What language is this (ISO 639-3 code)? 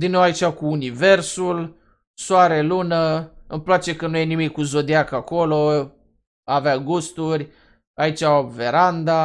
ron